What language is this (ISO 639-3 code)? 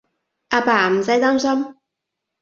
yue